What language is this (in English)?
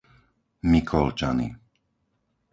Slovak